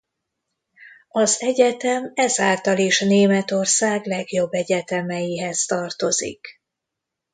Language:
Hungarian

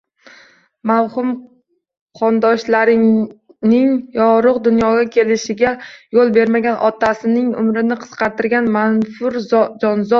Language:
Uzbek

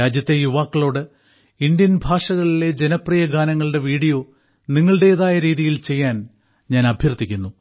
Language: Malayalam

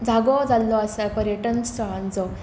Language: Konkani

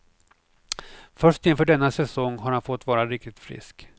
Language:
Swedish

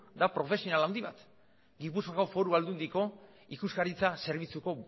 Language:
Basque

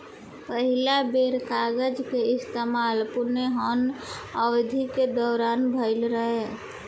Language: Bhojpuri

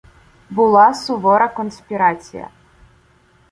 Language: Ukrainian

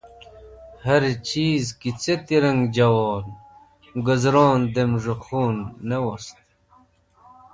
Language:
Wakhi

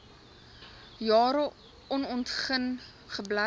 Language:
Afrikaans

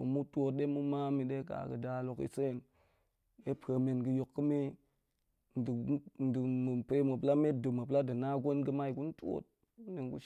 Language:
Goemai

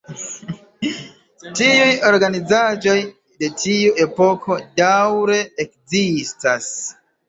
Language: Esperanto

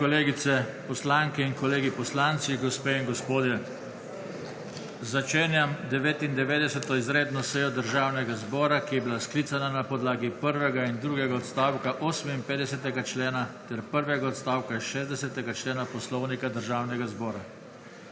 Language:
Slovenian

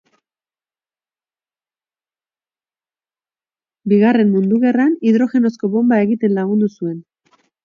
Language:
Basque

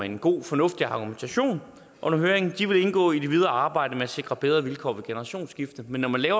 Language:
Danish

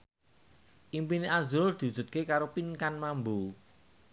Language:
Javanese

